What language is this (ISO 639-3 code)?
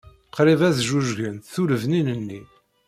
kab